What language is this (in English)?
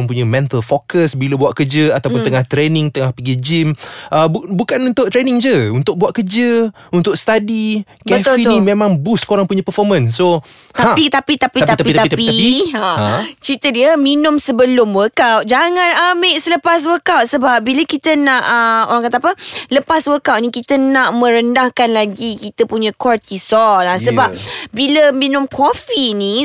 Malay